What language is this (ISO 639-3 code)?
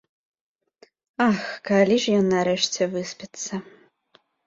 bel